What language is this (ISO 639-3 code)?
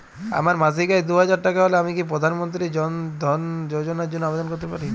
ben